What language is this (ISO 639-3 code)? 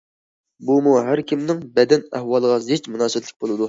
uig